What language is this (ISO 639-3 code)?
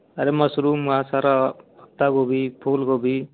hin